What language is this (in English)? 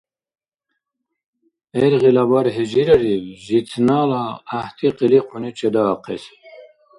Dargwa